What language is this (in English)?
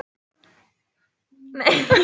Icelandic